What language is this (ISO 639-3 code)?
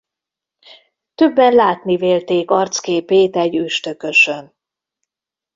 hun